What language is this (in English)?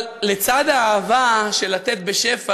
Hebrew